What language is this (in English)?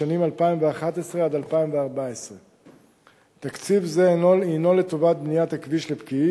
Hebrew